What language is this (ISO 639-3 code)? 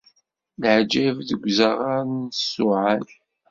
kab